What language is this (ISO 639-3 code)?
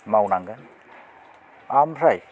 brx